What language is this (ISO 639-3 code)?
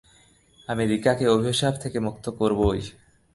ben